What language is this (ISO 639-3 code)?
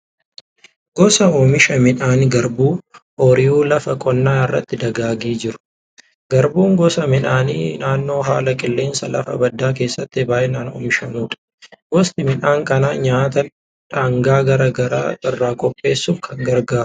orm